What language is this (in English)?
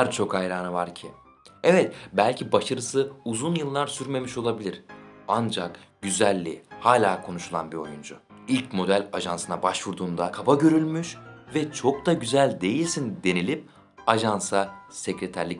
Turkish